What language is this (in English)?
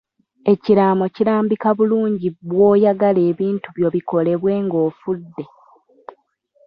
Ganda